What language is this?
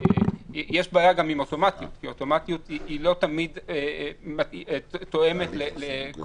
Hebrew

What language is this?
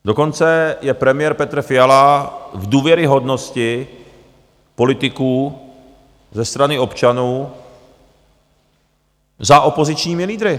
Czech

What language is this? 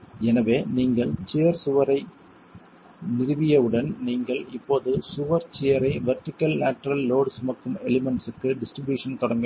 Tamil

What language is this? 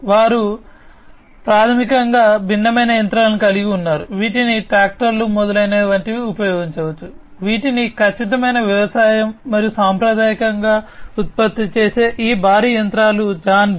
Telugu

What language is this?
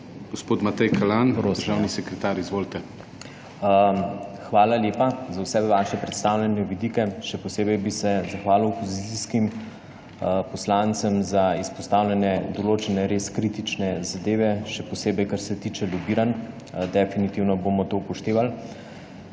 Slovenian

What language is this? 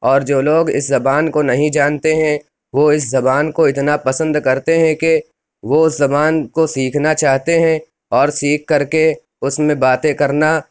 Urdu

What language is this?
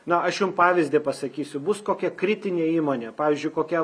Lithuanian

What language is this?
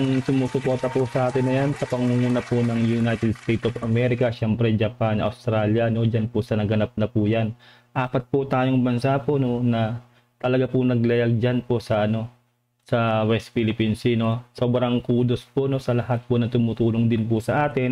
Filipino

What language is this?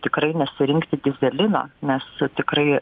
Lithuanian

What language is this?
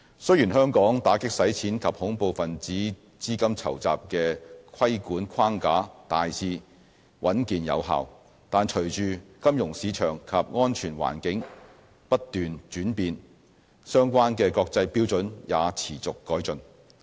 Cantonese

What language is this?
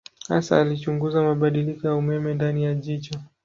Swahili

